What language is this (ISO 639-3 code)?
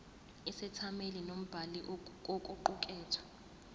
zul